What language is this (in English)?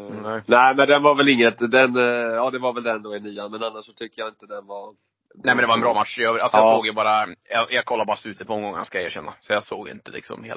Swedish